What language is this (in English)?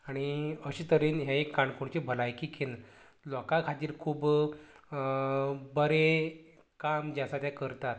Konkani